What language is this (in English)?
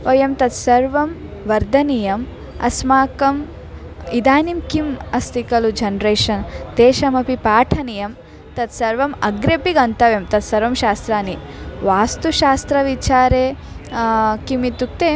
Sanskrit